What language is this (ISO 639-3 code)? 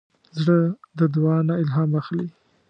pus